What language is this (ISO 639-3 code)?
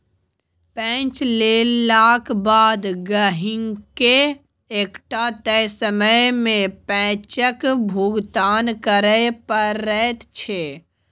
mai